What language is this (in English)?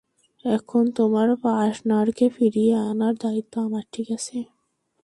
Bangla